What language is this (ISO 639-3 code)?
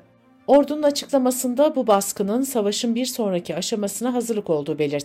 tur